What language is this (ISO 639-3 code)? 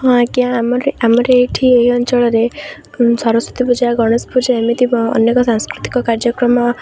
ori